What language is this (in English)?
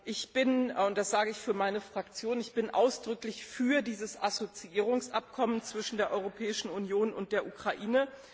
German